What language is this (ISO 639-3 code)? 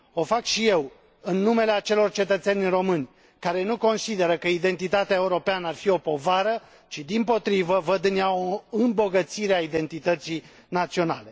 ron